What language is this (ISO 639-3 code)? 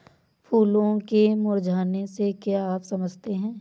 hin